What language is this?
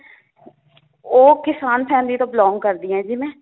Punjabi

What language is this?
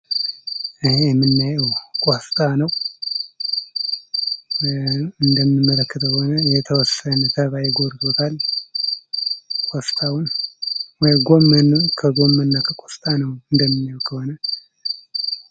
Amharic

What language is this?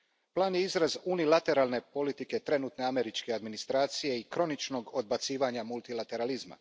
Croatian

